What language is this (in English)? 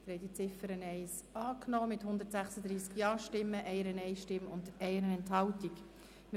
Swiss German